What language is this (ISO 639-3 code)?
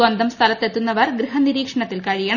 mal